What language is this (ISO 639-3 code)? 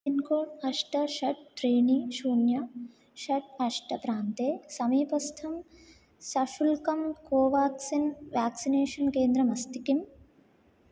san